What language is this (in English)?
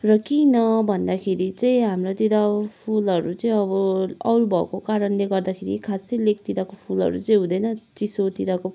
Nepali